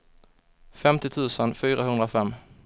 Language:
Swedish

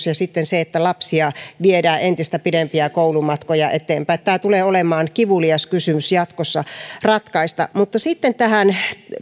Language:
Finnish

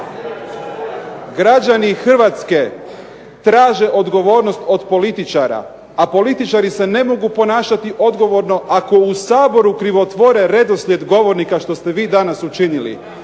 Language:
Croatian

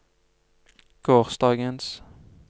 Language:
Norwegian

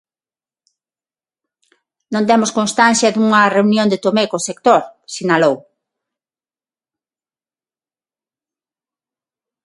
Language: Galician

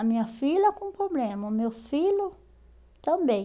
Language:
Portuguese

